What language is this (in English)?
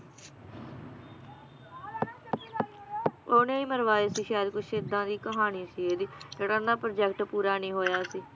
Punjabi